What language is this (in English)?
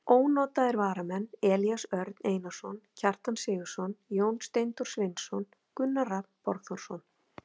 Icelandic